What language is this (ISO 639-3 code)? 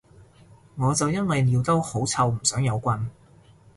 yue